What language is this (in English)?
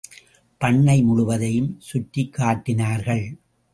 Tamil